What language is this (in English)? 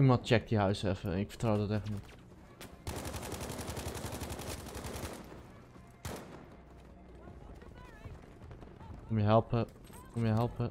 Dutch